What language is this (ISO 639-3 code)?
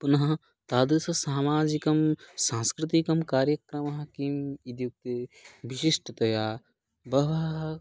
san